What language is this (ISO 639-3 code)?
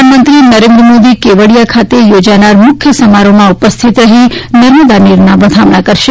guj